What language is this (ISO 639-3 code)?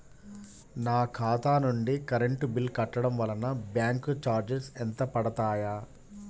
tel